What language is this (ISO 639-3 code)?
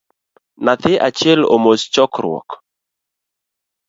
luo